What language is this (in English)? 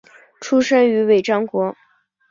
Chinese